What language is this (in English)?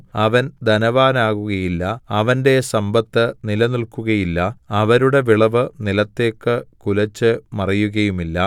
Malayalam